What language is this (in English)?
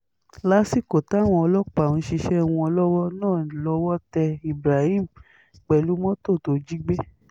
Yoruba